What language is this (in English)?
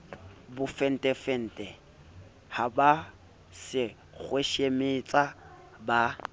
Southern Sotho